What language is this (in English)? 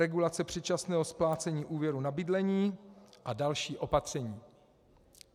Czech